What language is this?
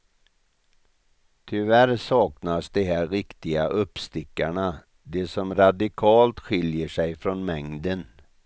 Swedish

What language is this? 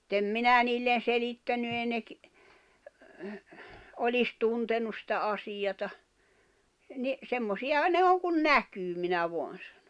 Finnish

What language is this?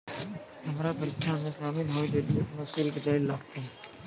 Maithili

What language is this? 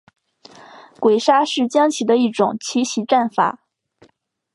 Chinese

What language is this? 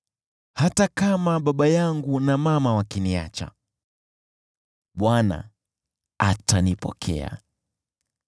Swahili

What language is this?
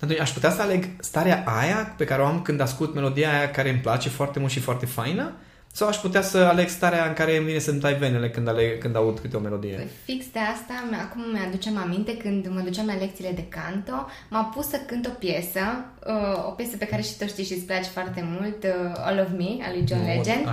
Romanian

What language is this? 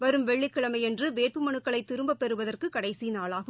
Tamil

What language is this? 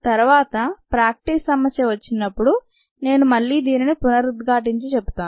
Telugu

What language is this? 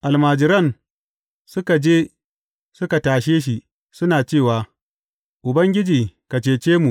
Hausa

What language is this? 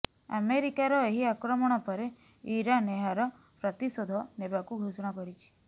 Odia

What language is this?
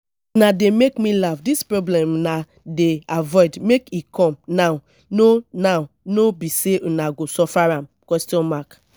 Nigerian Pidgin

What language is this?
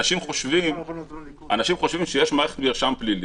Hebrew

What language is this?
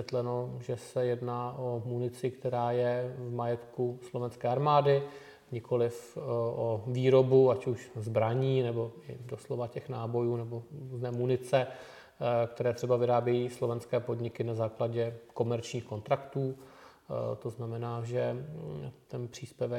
Czech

